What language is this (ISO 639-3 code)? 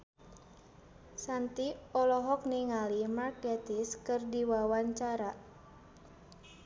sun